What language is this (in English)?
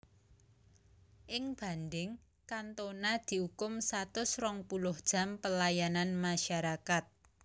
Javanese